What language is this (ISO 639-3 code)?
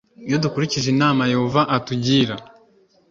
kin